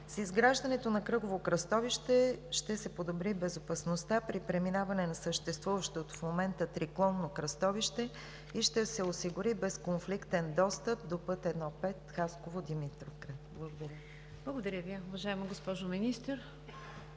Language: Bulgarian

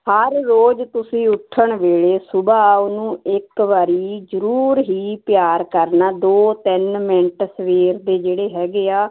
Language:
Punjabi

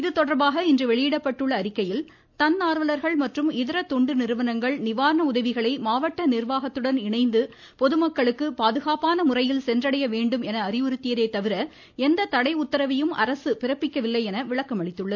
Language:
Tamil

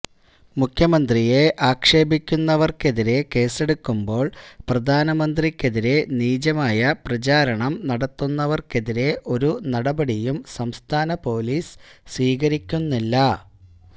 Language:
Malayalam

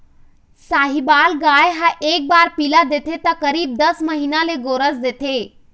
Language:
Chhattisgarhi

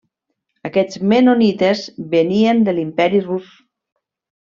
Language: Catalan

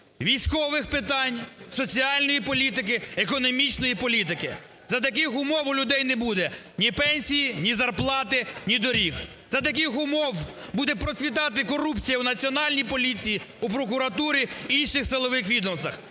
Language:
Ukrainian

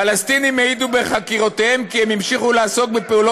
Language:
Hebrew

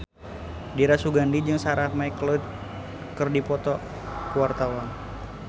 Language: Sundanese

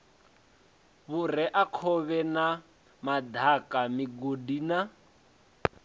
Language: Venda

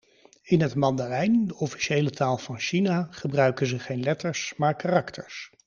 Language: Dutch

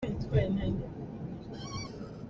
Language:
Hakha Chin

